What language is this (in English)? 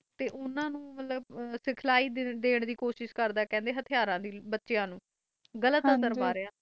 Punjabi